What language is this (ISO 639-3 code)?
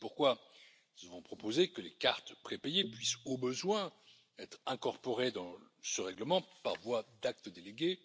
fra